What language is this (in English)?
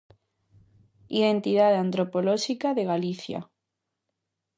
Galician